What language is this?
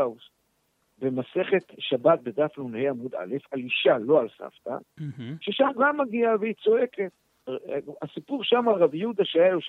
Hebrew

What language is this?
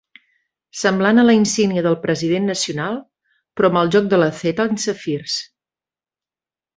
Catalan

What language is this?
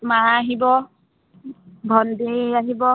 Assamese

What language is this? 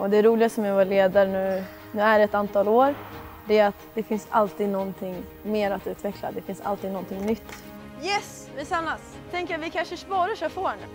Swedish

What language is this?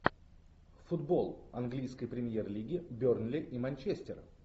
Russian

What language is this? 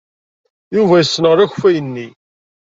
Kabyle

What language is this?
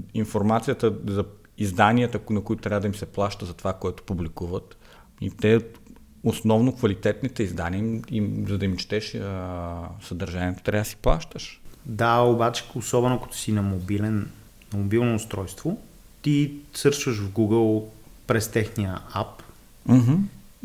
Bulgarian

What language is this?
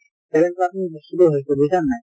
Assamese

